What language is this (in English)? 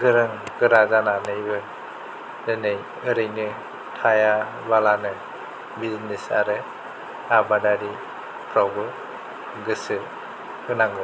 Bodo